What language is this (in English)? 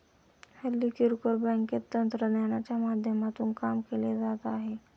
Marathi